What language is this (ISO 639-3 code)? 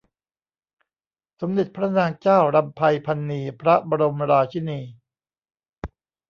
tha